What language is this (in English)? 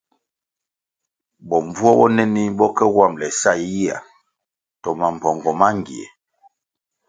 Kwasio